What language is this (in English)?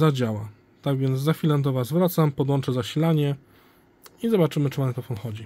Polish